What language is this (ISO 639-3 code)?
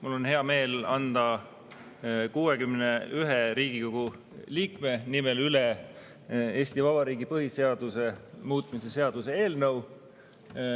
est